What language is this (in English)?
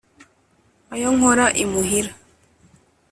Kinyarwanda